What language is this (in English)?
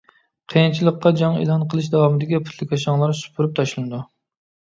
Uyghur